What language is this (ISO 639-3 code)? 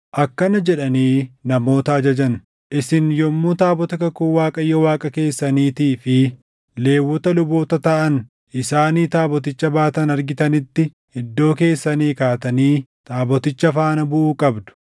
orm